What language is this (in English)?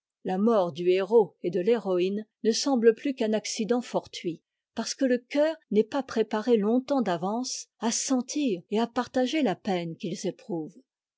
French